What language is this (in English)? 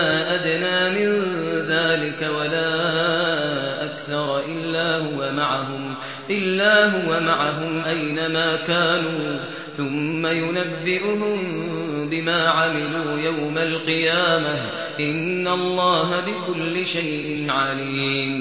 Arabic